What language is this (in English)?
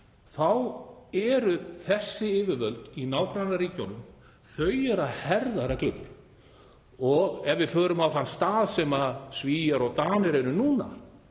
Icelandic